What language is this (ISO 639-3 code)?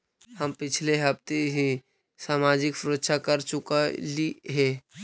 mag